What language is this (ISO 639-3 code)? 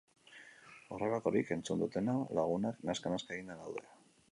eus